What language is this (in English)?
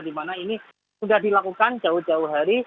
Indonesian